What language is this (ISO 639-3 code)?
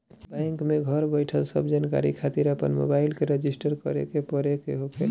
bho